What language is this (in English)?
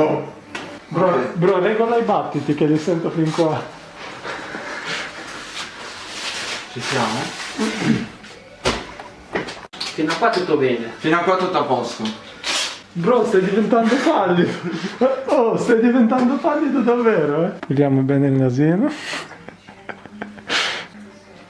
Italian